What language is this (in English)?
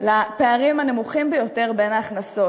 Hebrew